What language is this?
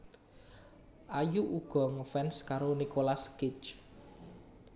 Javanese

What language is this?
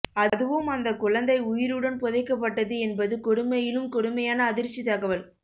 Tamil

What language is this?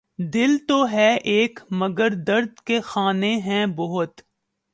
Urdu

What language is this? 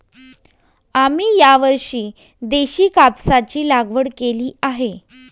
Marathi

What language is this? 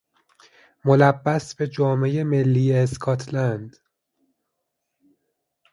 Persian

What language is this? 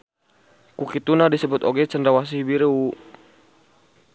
Sundanese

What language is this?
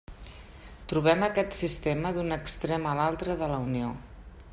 Catalan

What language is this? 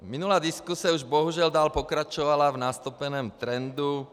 Czech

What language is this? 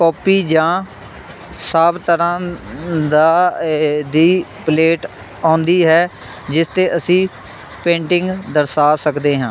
Punjabi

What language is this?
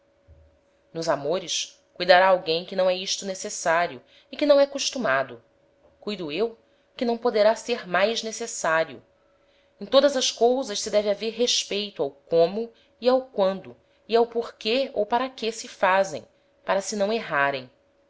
Portuguese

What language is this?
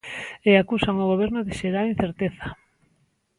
Galician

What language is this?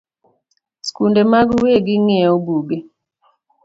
Luo (Kenya and Tanzania)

